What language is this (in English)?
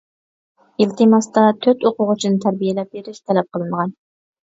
Uyghur